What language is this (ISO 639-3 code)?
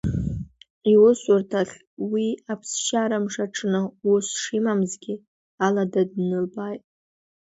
abk